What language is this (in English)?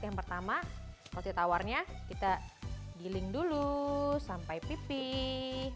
Indonesian